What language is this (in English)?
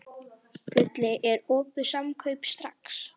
Icelandic